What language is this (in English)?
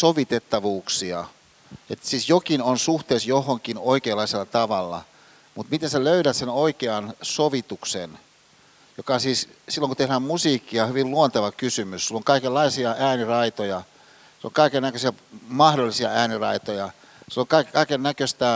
Finnish